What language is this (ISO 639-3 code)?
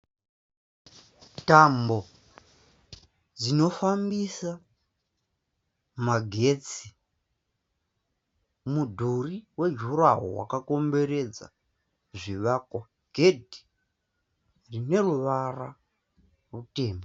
sna